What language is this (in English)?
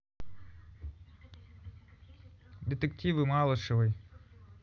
Russian